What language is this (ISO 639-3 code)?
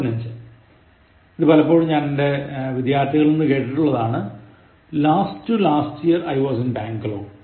mal